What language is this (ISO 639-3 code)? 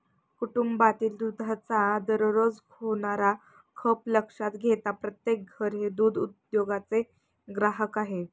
mar